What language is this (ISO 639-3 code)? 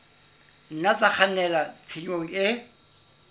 sot